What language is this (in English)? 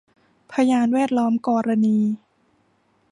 Thai